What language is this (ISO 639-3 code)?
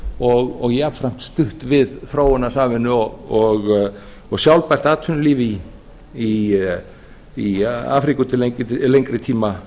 isl